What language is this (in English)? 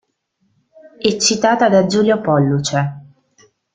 Italian